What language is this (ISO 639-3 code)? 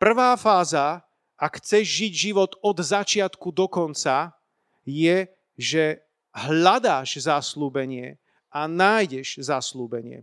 slk